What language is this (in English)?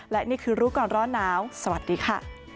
Thai